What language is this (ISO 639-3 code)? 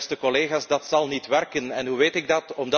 nld